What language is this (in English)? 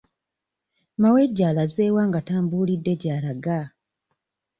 Ganda